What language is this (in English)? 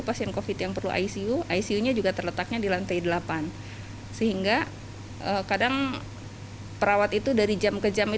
Indonesian